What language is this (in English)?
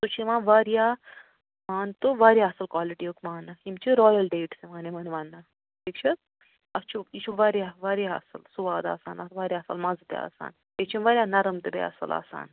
Kashmiri